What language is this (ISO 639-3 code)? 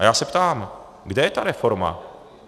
ces